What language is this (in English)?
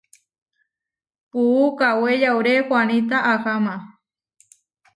Huarijio